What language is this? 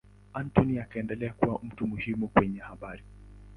Swahili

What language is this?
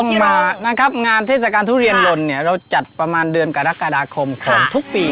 Thai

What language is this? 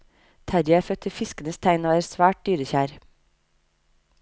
Norwegian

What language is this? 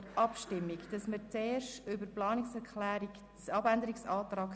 Swiss German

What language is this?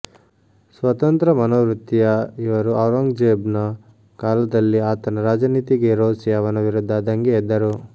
Kannada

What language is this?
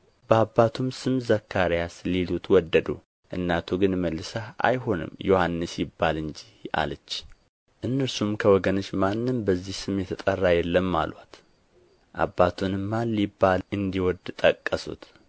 Amharic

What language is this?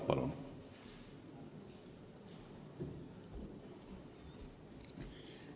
Estonian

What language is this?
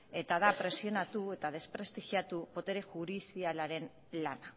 Basque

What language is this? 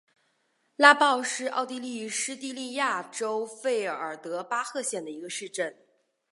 Chinese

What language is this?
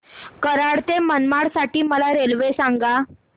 Marathi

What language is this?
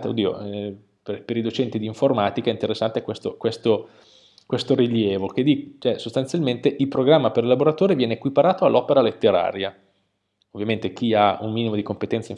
Italian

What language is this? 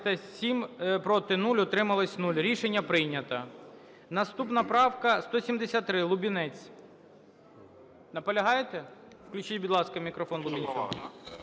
Ukrainian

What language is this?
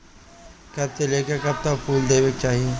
Bhojpuri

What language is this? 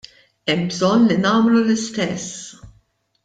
Maltese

